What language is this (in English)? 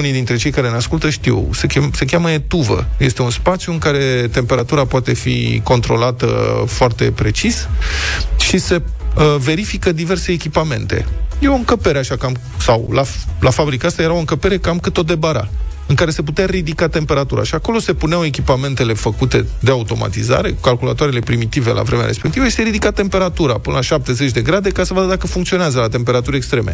Romanian